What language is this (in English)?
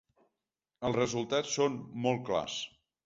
Catalan